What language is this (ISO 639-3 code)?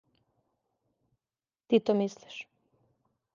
srp